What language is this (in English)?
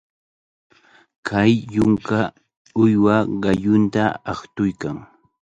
Cajatambo North Lima Quechua